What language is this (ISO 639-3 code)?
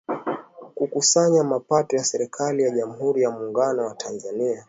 swa